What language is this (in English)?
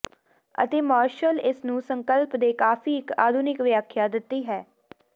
Punjabi